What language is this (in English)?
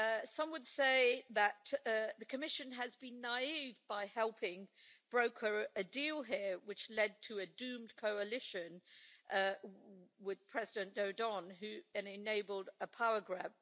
English